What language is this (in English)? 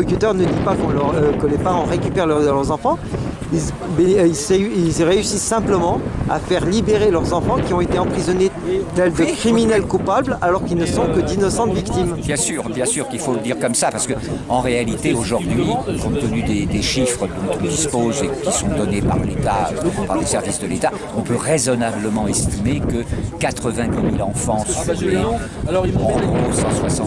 French